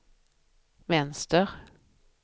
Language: Swedish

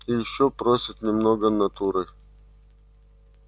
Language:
Russian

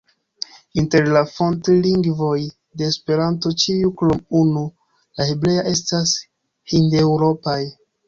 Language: Esperanto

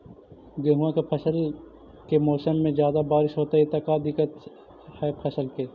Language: Magahi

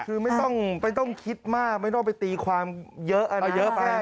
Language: Thai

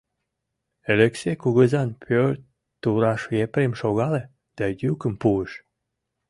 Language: Mari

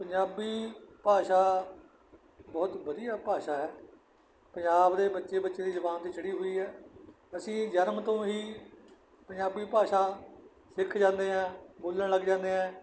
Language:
Punjabi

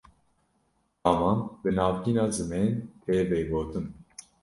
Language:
Kurdish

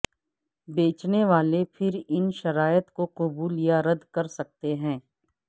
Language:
Urdu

